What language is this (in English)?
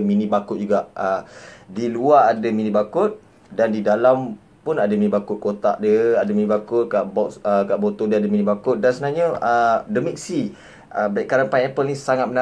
Malay